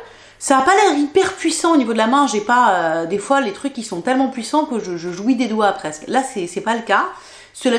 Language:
French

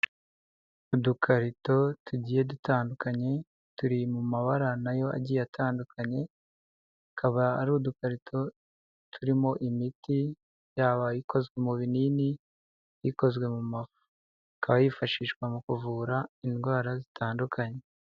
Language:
Kinyarwanda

